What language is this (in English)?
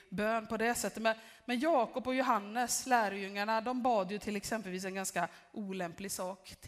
Swedish